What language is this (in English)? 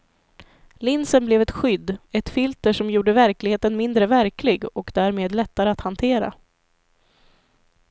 Swedish